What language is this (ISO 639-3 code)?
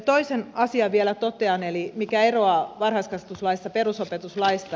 fin